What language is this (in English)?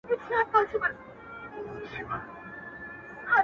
Pashto